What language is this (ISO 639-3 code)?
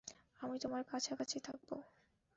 ben